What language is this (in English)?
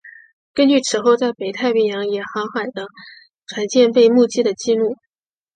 Chinese